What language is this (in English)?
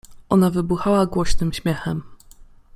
Polish